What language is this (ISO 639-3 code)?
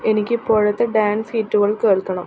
mal